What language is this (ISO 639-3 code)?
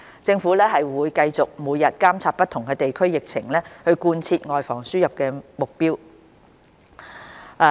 yue